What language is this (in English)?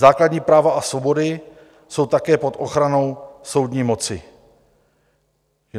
Czech